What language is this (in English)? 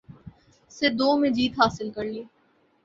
Urdu